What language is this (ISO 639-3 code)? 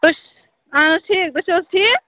kas